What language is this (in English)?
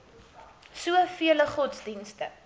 Afrikaans